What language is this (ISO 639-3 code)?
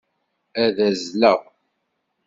kab